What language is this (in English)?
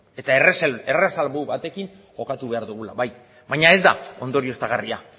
Basque